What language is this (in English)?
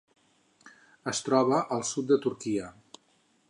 Catalan